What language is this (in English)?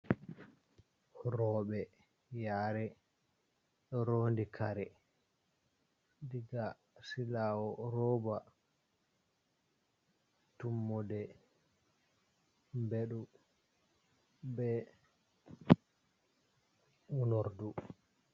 Fula